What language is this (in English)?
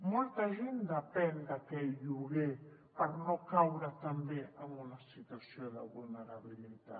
Catalan